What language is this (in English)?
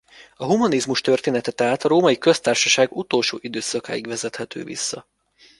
Hungarian